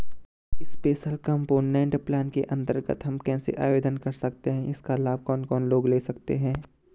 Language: Hindi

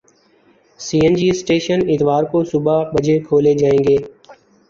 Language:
Urdu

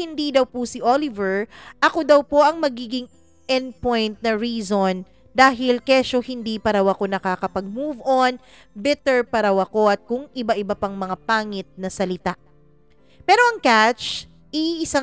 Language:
Filipino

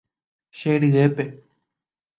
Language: Guarani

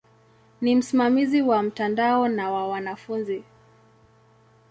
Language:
Swahili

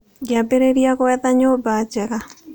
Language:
Kikuyu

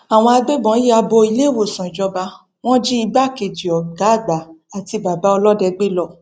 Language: Yoruba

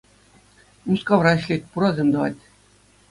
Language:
Chuvash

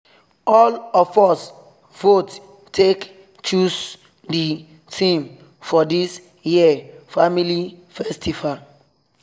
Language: Nigerian Pidgin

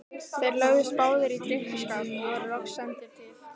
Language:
Icelandic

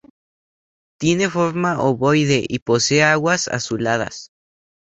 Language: Spanish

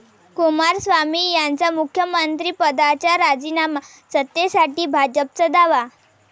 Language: Marathi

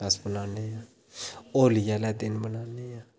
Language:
Dogri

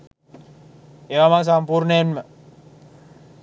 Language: Sinhala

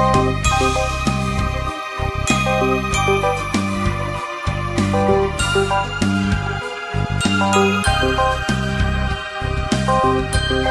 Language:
Korean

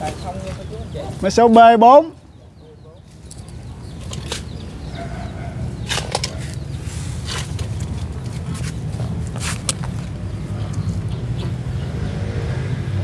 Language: Vietnamese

